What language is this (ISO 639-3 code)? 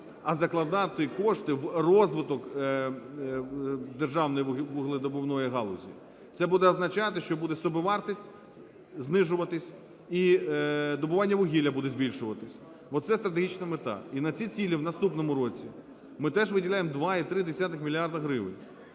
ukr